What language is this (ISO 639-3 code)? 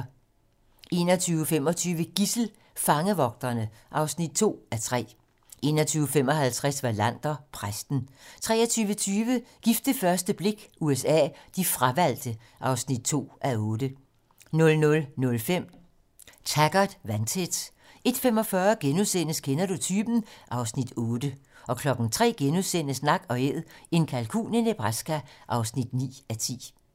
dan